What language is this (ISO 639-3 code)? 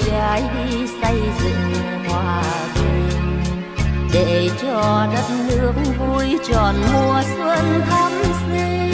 vie